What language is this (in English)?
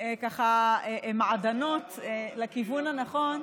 Hebrew